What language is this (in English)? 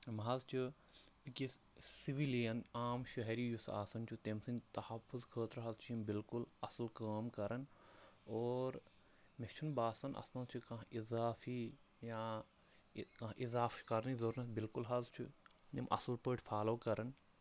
Kashmiri